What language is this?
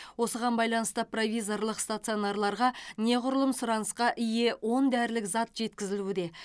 Kazakh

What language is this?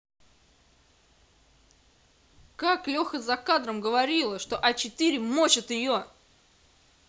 Russian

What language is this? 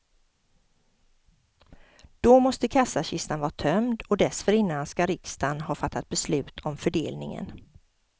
Swedish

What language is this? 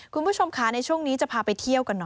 Thai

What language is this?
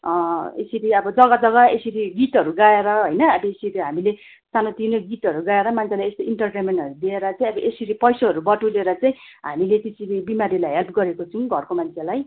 Nepali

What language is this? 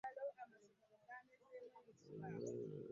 Ganda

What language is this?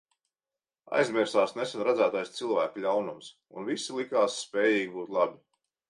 Latvian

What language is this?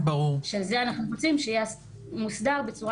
Hebrew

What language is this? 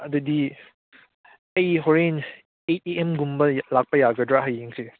Manipuri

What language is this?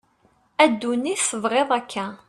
Kabyle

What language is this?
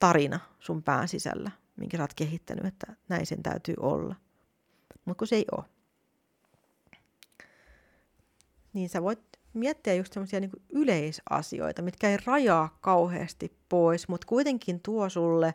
Finnish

